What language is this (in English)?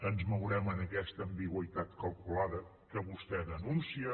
Catalan